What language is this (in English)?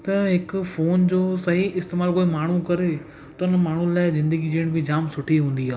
Sindhi